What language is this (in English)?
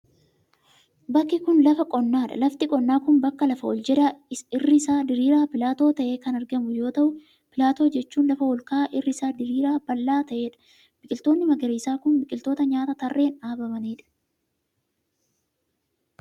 Oromo